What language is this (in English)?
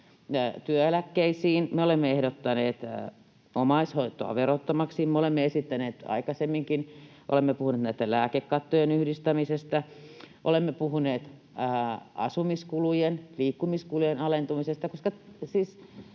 Finnish